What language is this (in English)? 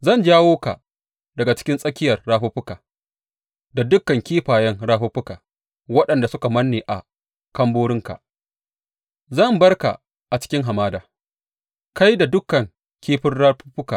Hausa